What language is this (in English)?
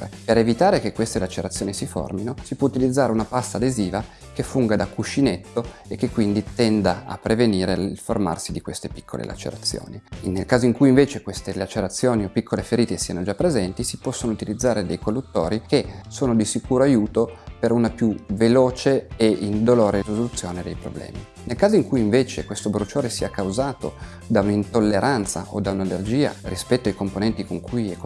Italian